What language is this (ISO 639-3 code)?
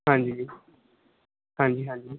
pan